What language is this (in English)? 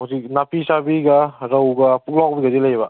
Manipuri